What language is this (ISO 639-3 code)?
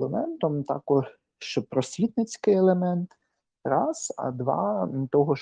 ukr